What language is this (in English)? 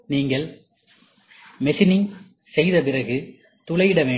Tamil